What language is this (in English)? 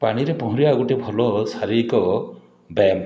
Odia